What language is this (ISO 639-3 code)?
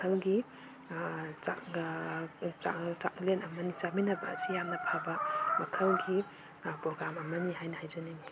mni